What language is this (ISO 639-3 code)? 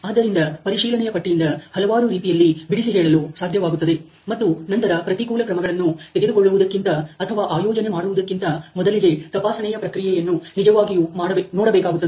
kan